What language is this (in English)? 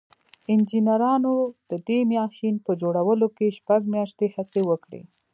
Pashto